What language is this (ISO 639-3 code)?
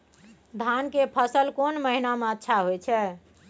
mai